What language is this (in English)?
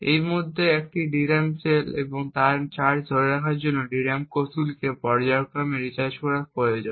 Bangla